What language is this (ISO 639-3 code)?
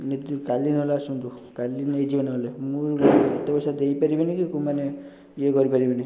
ori